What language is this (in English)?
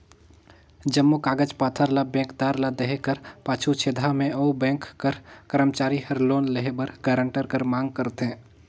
Chhattisgarhi